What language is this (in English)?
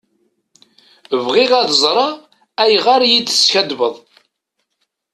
Kabyle